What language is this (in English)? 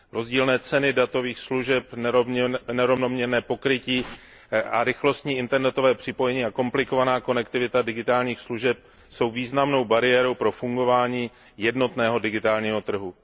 Czech